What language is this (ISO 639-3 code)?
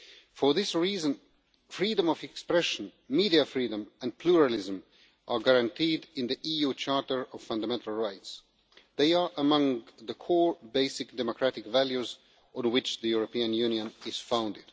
eng